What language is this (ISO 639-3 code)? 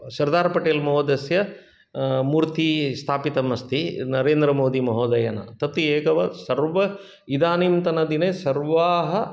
san